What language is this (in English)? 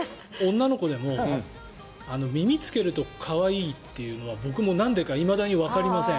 Japanese